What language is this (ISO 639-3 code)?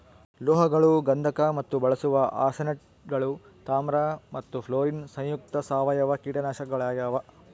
kan